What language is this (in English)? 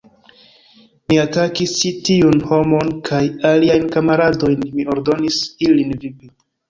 Esperanto